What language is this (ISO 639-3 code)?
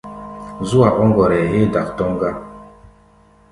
gba